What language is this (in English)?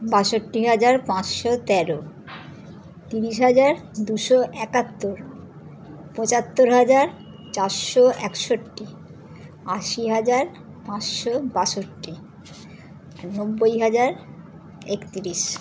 Bangla